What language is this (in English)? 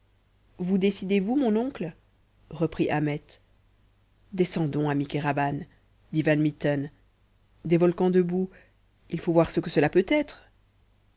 French